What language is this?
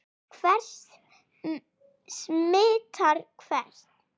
Icelandic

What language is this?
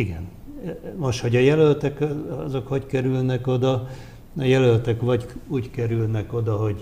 Hungarian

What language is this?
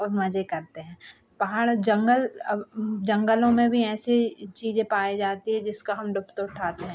Hindi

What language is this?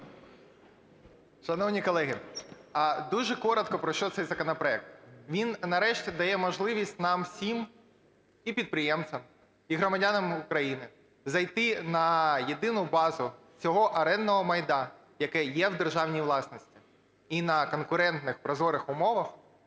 Ukrainian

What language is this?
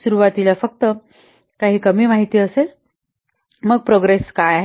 Marathi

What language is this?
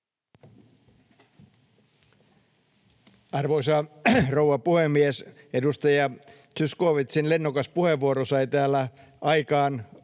Finnish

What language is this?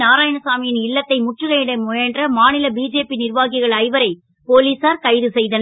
Tamil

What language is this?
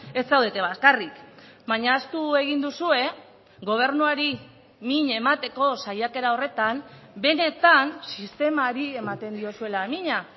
Basque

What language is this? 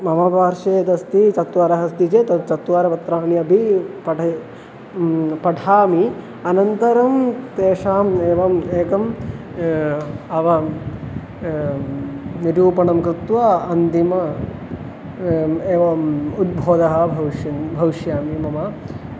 Sanskrit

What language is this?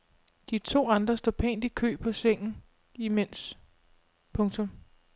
Danish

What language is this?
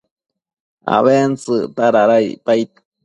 Matsés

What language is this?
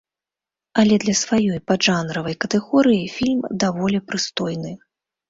Belarusian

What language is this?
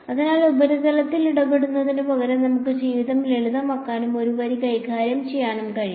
Malayalam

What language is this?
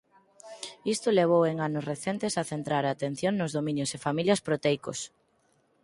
Galician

